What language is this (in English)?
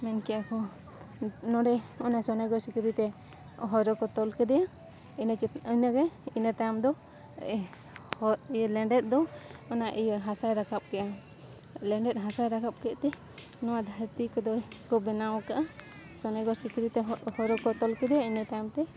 Santali